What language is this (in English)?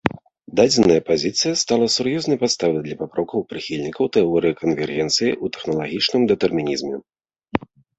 Belarusian